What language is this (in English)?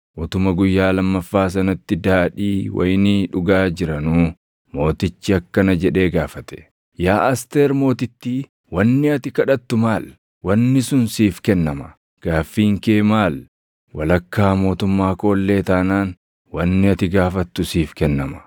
Oromo